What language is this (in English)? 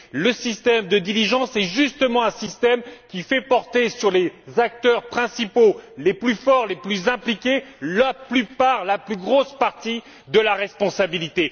French